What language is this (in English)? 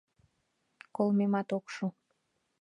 Mari